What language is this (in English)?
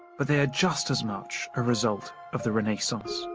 English